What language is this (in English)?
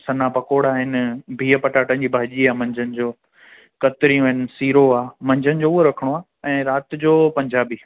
Sindhi